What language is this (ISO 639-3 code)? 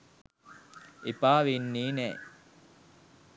sin